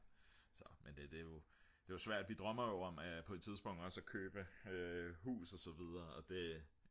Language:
Danish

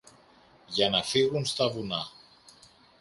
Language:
Greek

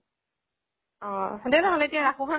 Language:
Assamese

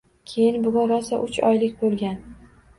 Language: Uzbek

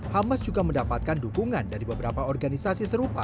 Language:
Indonesian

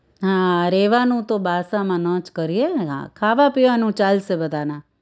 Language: Gujarati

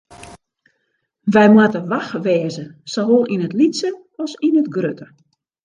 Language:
Western Frisian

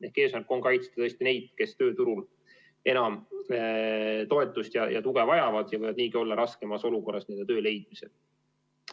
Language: Estonian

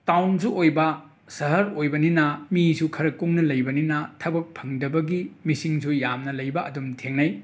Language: Manipuri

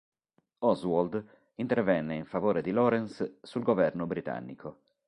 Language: Italian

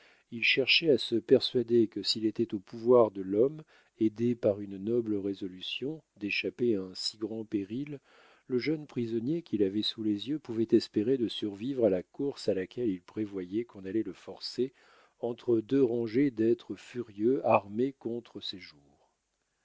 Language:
French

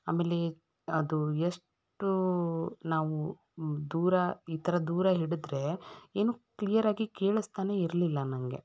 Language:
Kannada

